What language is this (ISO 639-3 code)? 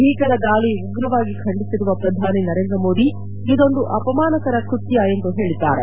kan